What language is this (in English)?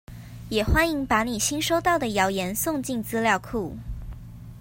Chinese